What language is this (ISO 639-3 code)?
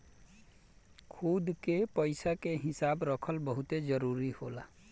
bho